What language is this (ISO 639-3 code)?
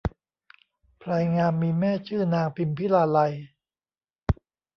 tha